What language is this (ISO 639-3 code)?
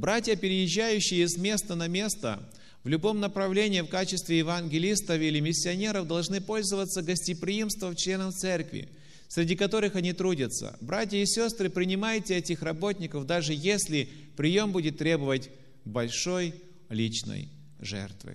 rus